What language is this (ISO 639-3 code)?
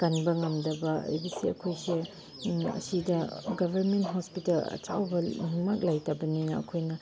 mni